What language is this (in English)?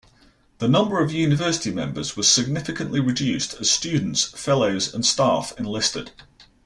English